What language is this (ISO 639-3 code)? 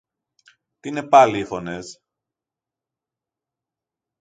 ell